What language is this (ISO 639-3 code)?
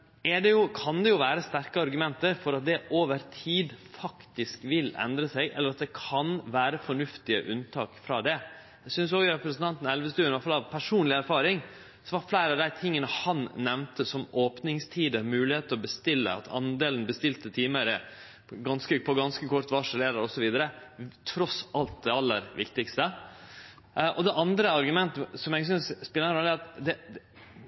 nno